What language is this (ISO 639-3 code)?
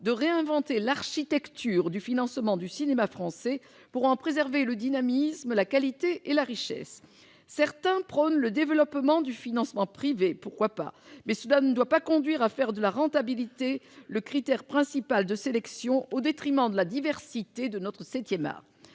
fra